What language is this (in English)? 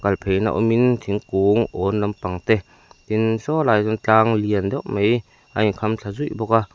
Mizo